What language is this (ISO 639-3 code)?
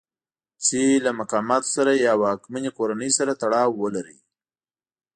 pus